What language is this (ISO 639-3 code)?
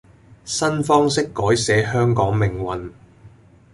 yue